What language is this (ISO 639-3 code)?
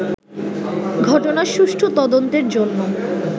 ben